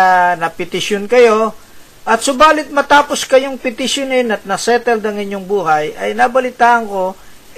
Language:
Filipino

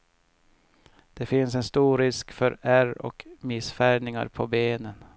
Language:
Swedish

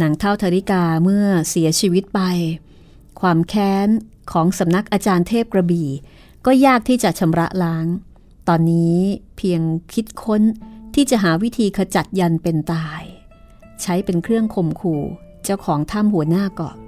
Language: Thai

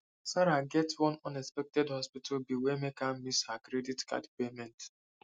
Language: Nigerian Pidgin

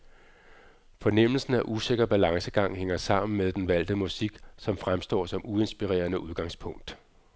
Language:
Danish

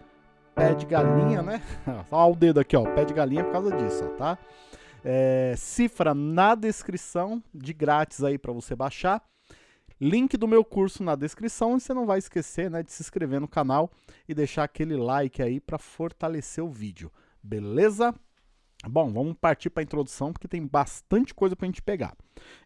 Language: Portuguese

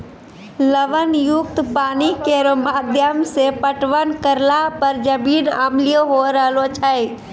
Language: Maithili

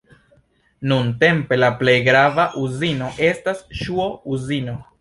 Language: Esperanto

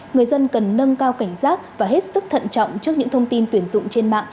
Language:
Vietnamese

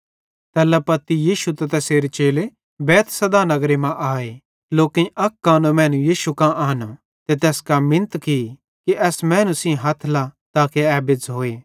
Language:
Bhadrawahi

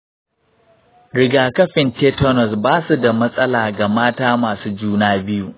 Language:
Hausa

